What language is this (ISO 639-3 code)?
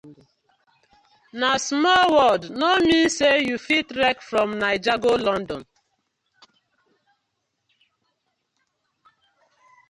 pcm